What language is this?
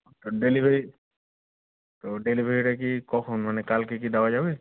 Bangla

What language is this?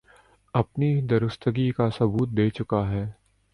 Urdu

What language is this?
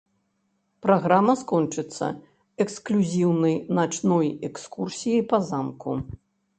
Belarusian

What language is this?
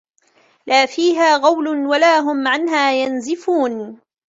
Arabic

